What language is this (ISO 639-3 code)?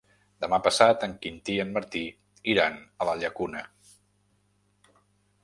cat